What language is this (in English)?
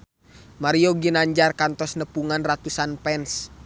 Sundanese